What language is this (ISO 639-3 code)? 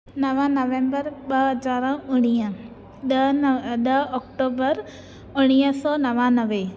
snd